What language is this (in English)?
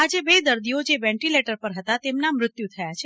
Gujarati